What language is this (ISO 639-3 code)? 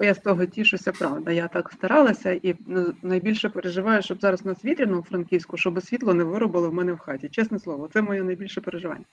ukr